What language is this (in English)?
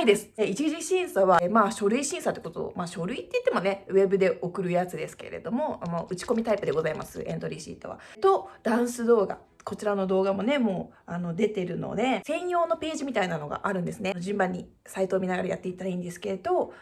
Japanese